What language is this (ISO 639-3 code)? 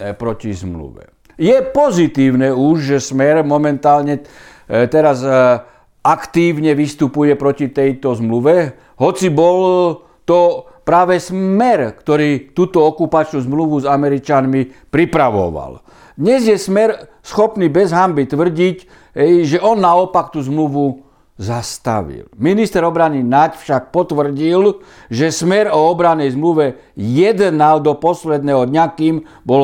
slk